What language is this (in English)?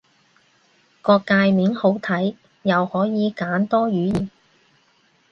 Cantonese